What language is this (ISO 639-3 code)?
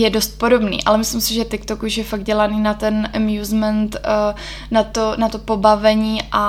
ces